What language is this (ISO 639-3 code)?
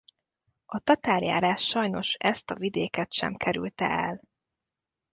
hun